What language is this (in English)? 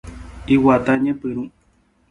Guarani